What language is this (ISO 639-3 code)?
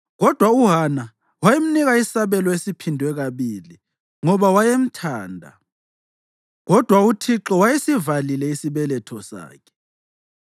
nde